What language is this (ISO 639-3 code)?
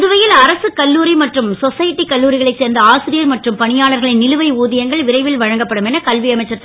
tam